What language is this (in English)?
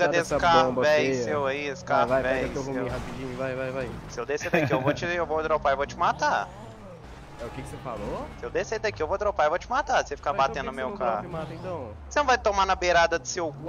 Portuguese